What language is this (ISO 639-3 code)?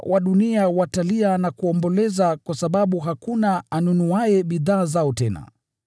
swa